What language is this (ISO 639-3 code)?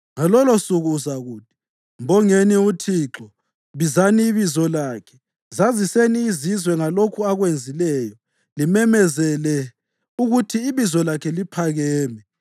nde